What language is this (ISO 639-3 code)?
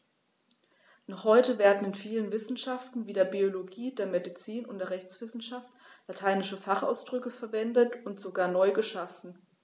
deu